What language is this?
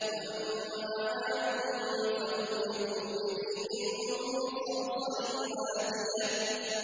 Arabic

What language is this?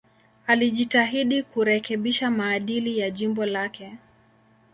Swahili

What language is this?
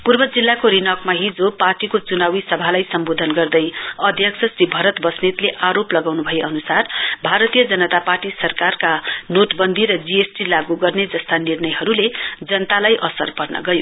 Nepali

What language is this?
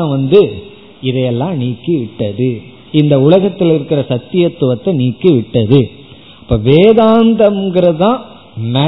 Tamil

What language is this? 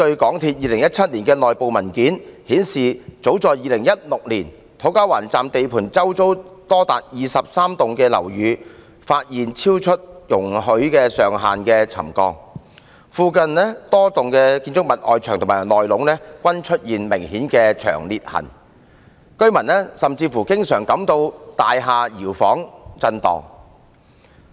Cantonese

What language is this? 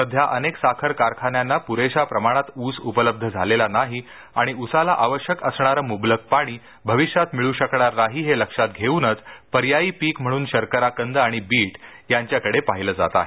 Marathi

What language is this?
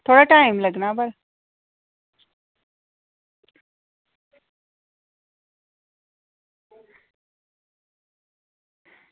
Dogri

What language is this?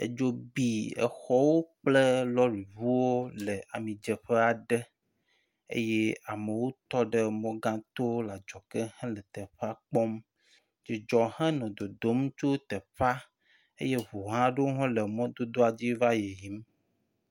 Ewe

